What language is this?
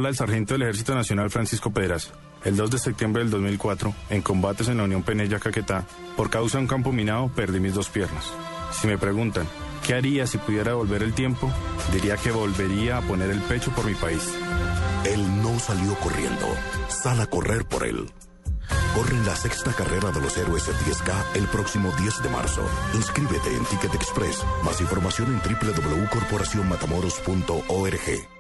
Spanish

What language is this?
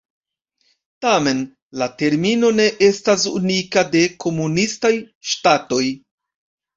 Esperanto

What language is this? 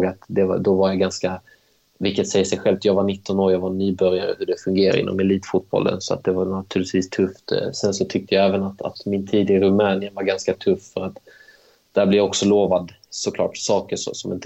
Swedish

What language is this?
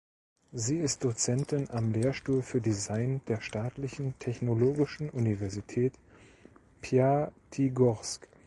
German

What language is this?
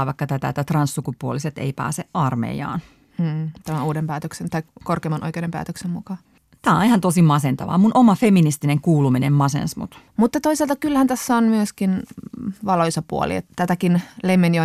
Finnish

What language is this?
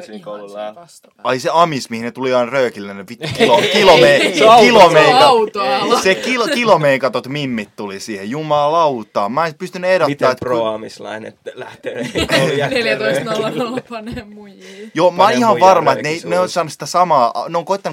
Finnish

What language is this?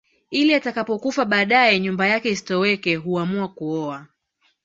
Swahili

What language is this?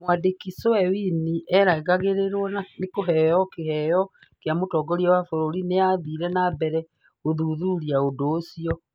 Kikuyu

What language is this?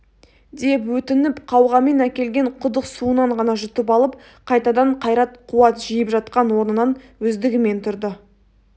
Kazakh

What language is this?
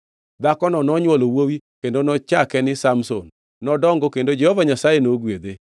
Luo (Kenya and Tanzania)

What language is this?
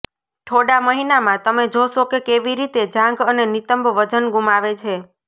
Gujarati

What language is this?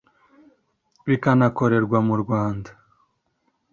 Kinyarwanda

